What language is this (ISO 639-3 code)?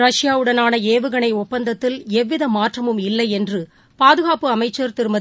tam